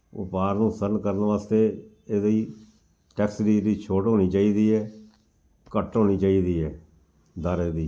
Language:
Punjabi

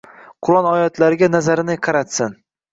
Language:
Uzbek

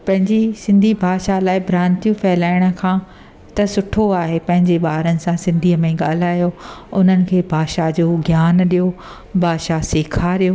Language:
Sindhi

